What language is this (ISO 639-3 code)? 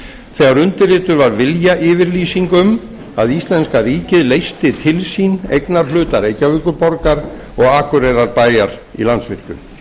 isl